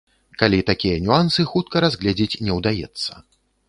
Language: Belarusian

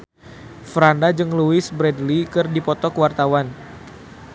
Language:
Sundanese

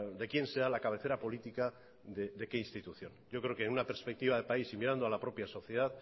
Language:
Spanish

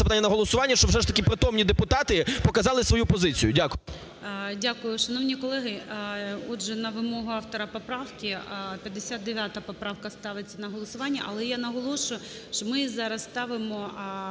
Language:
Ukrainian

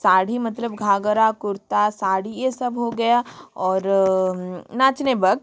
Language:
Hindi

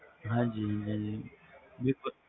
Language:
Punjabi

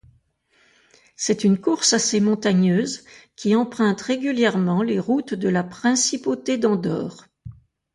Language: French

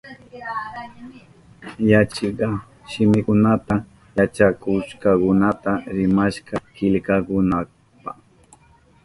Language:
Southern Pastaza Quechua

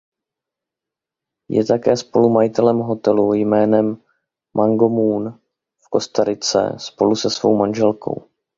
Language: Czech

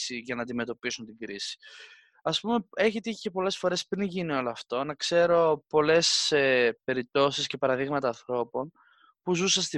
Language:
Greek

